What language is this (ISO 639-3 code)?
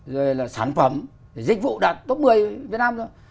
vie